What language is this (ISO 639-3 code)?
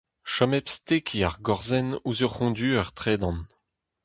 bre